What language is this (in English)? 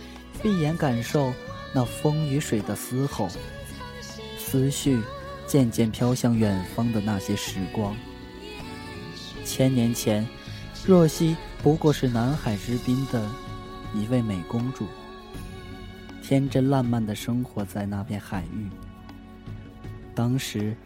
Chinese